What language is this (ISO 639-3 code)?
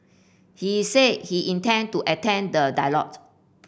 eng